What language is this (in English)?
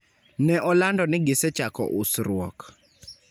Luo (Kenya and Tanzania)